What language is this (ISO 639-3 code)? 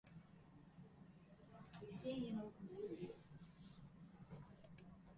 fry